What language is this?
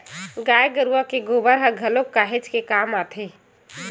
Chhattisgarhi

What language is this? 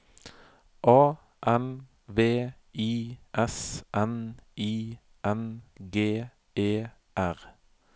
Norwegian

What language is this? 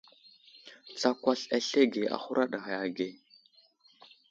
Wuzlam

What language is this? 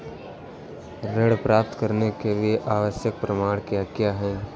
Hindi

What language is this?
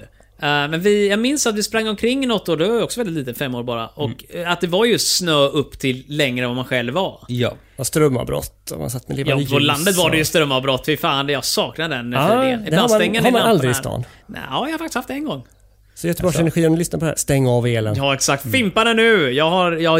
Swedish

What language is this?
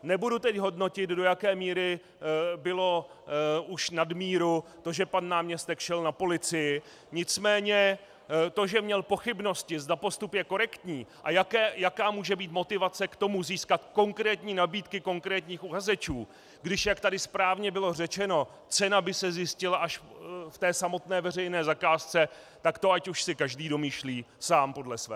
Czech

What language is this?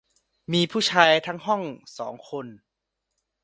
Thai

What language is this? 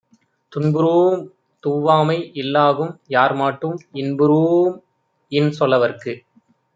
Tamil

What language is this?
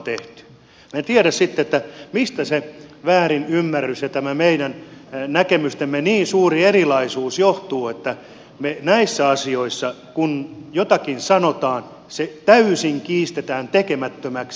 Finnish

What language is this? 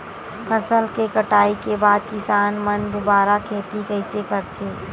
Chhattisgarhi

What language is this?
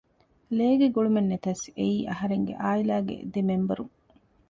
Divehi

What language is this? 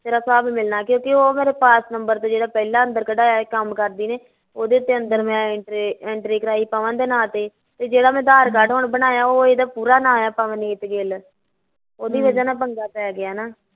Punjabi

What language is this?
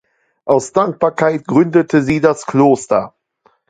German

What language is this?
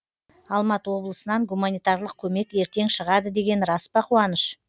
Kazakh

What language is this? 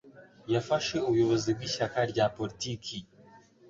Kinyarwanda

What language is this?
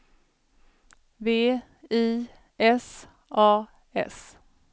Swedish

